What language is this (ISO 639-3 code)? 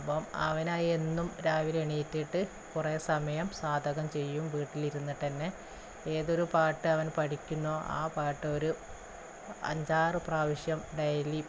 mal